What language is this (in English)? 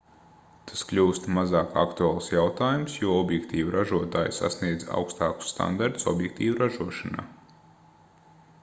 Latvian